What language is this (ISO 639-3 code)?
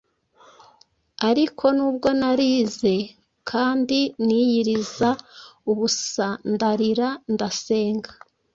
kin